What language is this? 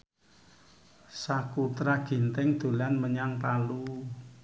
Javanese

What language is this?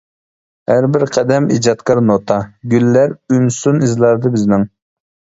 Uyghur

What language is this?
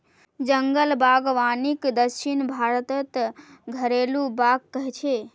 Magahi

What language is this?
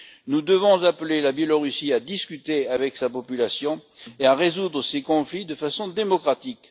French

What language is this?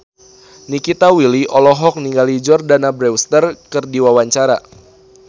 Sundanese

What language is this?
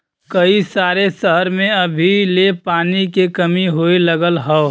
Bhojpuri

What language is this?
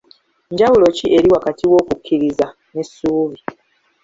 Ganda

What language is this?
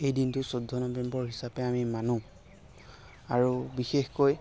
Assamese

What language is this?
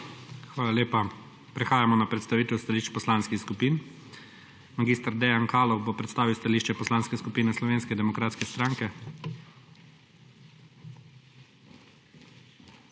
Slovenian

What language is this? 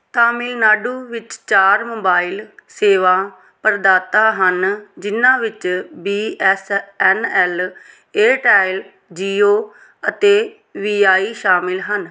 Punjabi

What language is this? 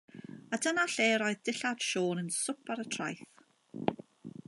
Welsh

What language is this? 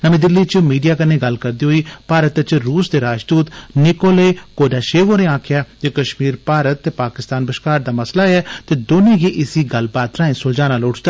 Dogri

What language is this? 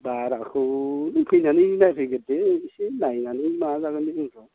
Bodo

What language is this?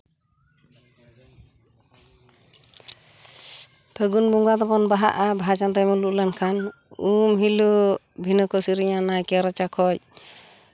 Santali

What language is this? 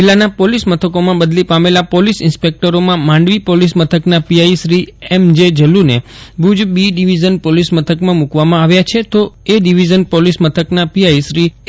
Gujarati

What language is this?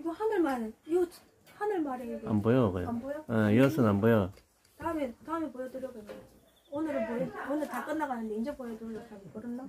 Korean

